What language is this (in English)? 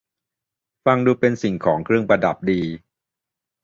Thai